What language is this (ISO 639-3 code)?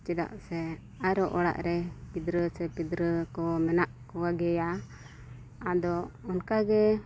sat